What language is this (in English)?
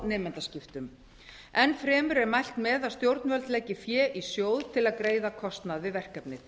Icelandic